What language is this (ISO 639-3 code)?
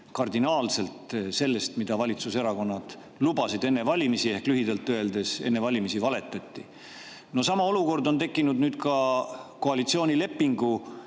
est